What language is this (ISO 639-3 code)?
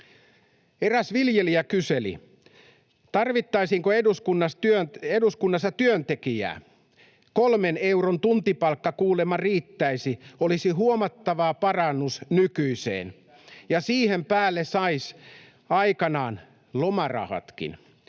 fin